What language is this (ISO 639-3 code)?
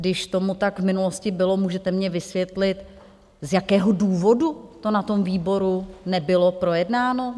ces